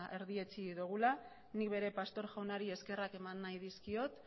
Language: Basque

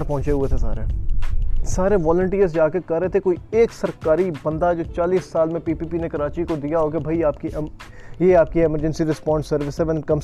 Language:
Urdu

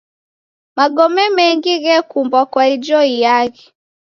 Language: Taita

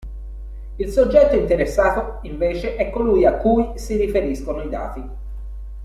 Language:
Italian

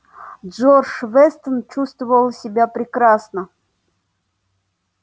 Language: Russian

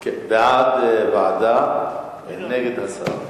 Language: Hebrew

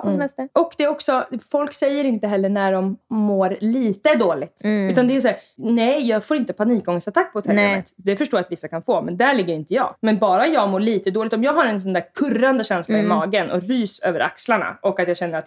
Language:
Swedish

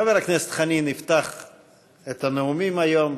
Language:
Hebrew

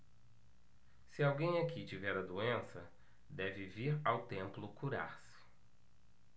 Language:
Portuguese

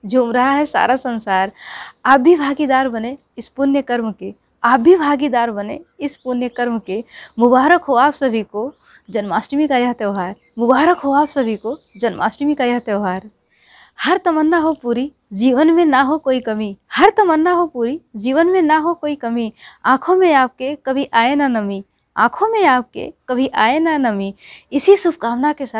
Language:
Hindi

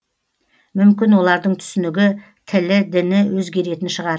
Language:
Kazakh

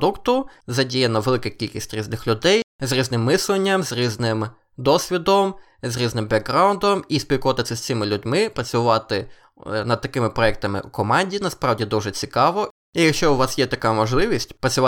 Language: Ukrainian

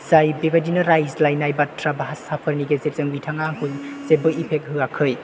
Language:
Bodo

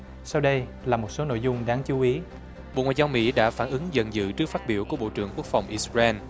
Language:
Vietnamese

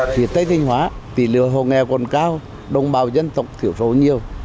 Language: Vietnamese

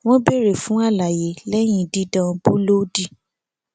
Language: Yoruba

